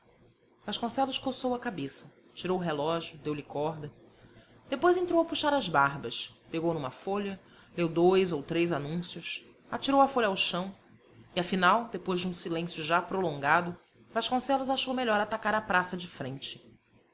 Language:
Portuguese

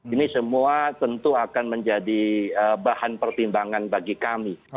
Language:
Indonesian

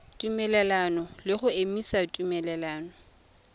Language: Tswana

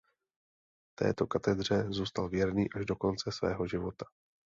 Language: Czech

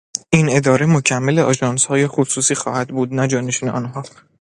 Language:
Persian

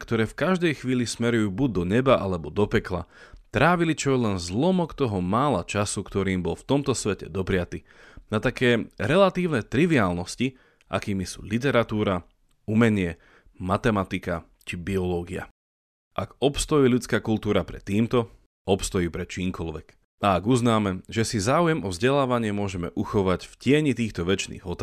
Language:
Slovak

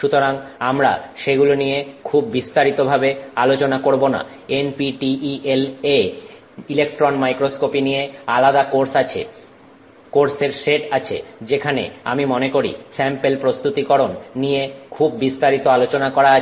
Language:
Bangla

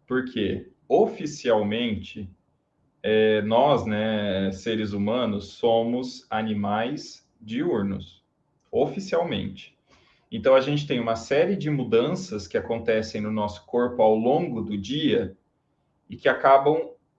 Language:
Portuguese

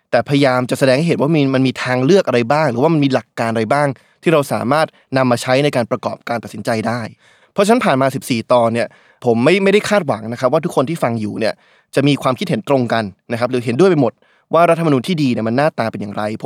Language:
Thai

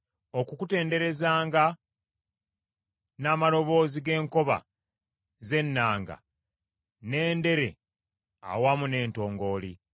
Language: Ganda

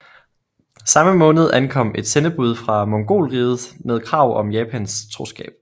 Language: Danish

